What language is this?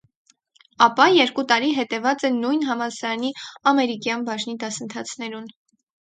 Armenian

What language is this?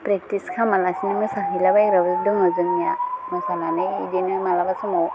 Bodo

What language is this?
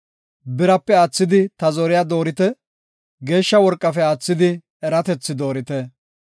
Gofa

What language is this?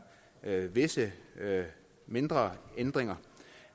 Danish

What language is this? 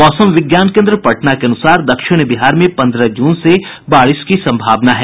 Hindi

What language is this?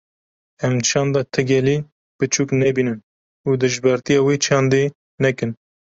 Kurdish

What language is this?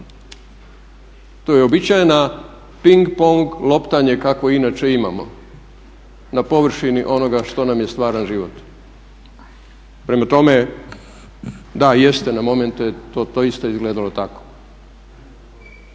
Croatian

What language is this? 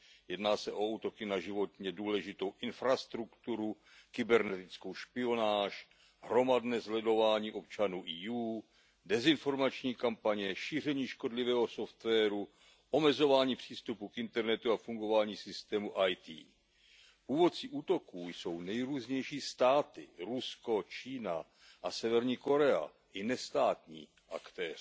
Czech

